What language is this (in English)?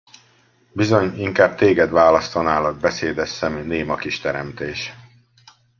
Hungarian